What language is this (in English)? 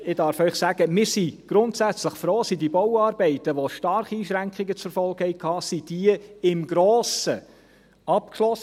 Swiss German